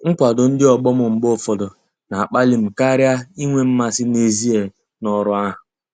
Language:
Igbo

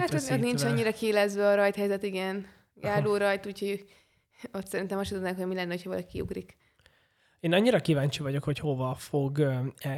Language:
Hungarian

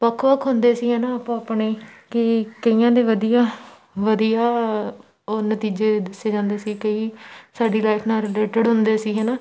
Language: Punjabi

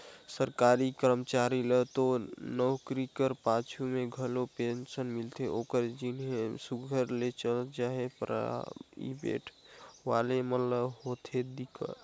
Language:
Chhattisgarhi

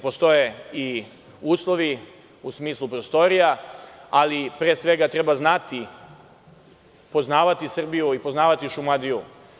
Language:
Serbian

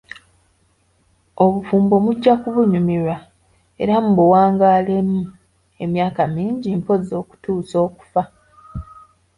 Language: Ganda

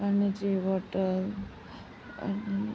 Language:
Marathi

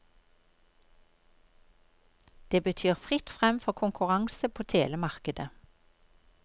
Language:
Norwegian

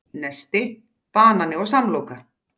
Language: Icelandic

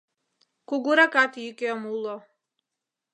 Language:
Mari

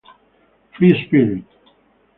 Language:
Italian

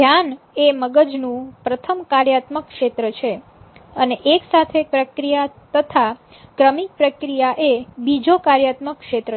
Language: Gujarati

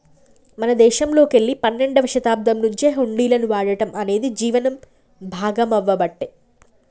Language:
Telugu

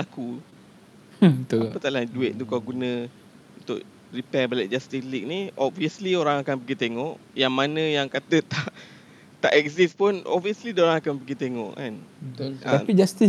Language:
Malay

